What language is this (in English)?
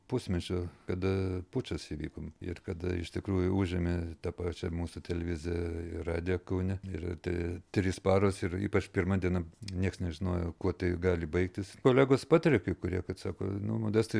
Lithuanian